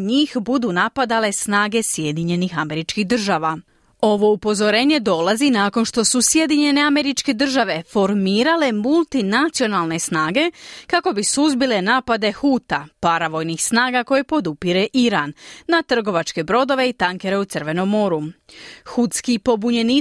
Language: Croatian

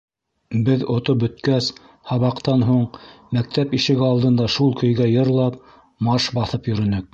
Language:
Bashkir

